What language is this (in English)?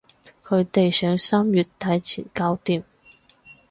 Cantonese